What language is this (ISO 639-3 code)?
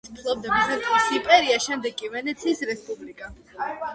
kat